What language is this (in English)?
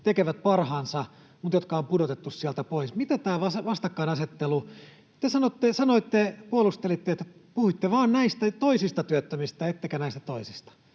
Finnish